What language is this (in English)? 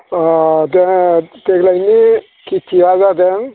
Bodo